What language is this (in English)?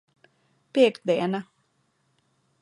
Latvian